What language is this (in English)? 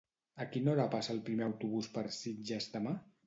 Catalan